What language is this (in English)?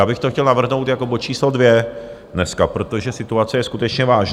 Czech